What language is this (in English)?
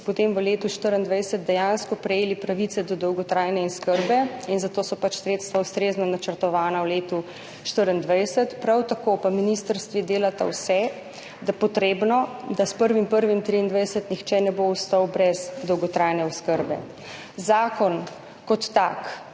Slovenian